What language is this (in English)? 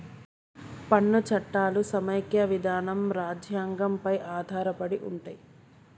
Telugu